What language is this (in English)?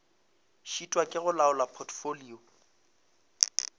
Northern Sotho